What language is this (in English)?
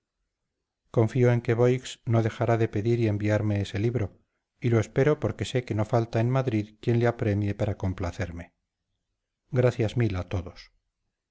Spanish